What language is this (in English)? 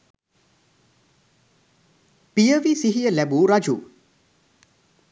Sinhala